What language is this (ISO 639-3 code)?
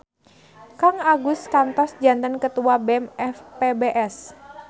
sun